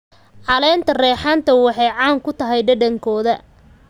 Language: Somali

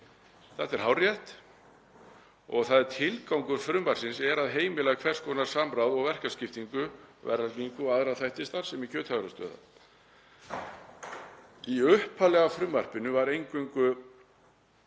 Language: Icelandic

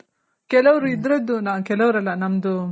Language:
Kannada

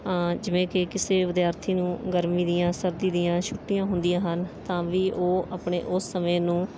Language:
Punjabi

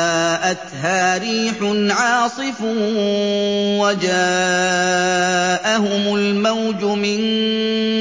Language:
Arabic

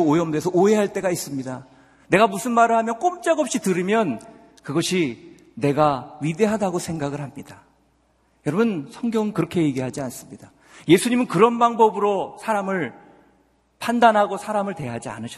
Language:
Korean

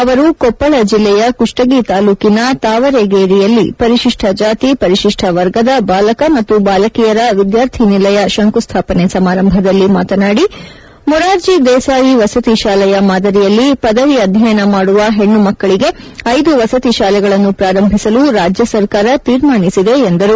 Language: Kannada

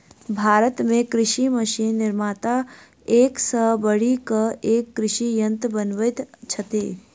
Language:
Maithili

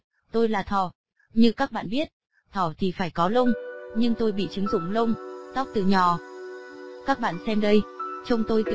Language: Vietnamese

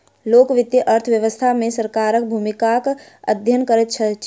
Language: Maithili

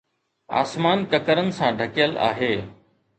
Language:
Sindhi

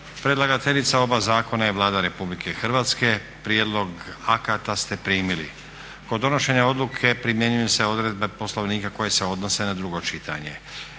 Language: Croatian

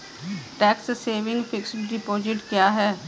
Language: Hindi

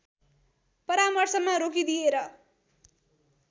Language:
Nepali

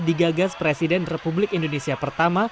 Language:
Indonesian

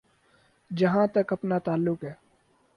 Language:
Urdu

